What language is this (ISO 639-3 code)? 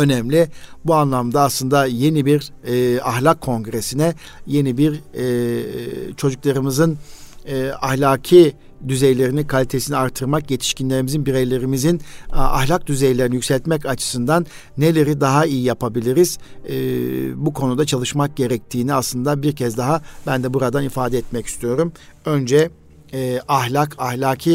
tur